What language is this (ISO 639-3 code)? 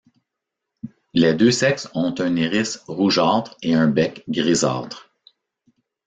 fra